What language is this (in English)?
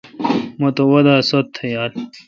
Kalkoti